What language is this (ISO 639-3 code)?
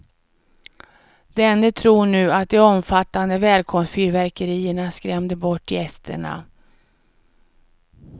swe